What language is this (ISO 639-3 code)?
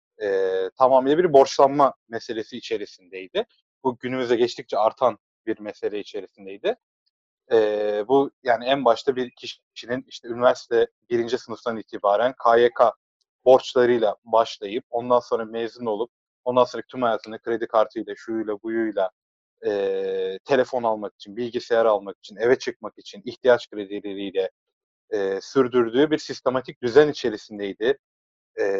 tur